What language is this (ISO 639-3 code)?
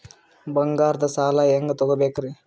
kan